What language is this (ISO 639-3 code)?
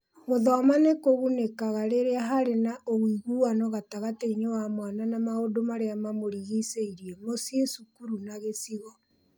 kik